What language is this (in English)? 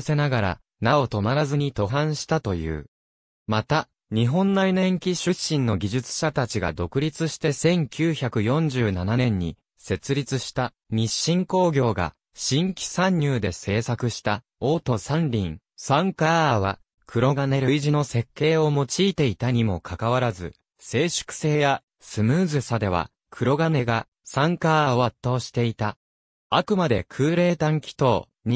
Japanese